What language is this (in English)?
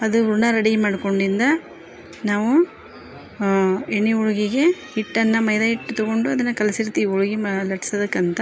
Kannada